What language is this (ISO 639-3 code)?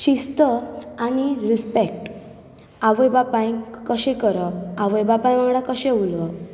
kok